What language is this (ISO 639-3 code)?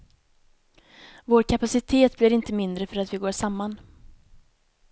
swe